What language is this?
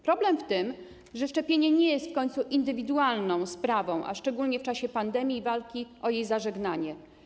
Polish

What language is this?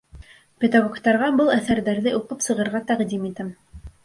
Bashkir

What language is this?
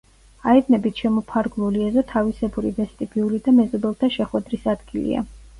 Georgian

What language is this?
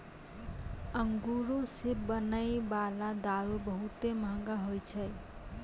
Maithili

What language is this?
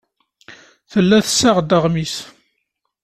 Kabyle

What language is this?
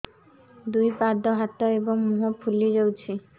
Odia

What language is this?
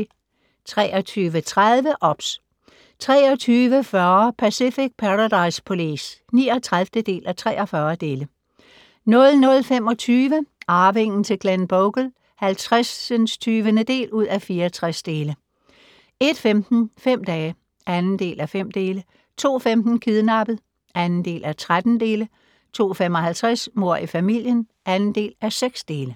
Danish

